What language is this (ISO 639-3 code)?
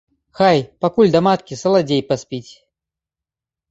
bel